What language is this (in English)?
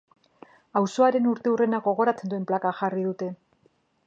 Basque